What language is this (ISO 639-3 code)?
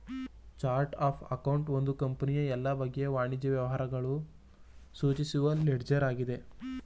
kan